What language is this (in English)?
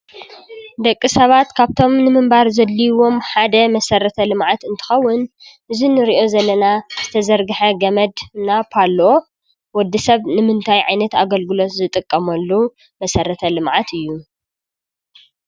Tigrinya